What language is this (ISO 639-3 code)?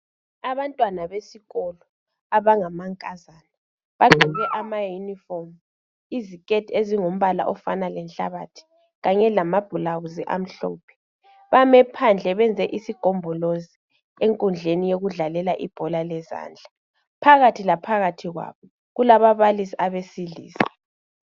nde